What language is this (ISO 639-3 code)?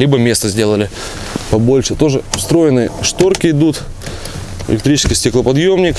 rus